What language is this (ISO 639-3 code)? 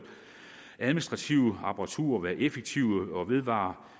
dan